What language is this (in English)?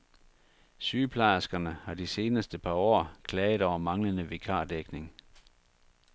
Danish